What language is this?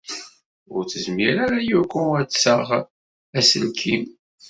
Kabyle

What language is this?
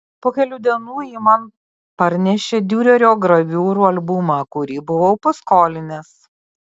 Lithuanian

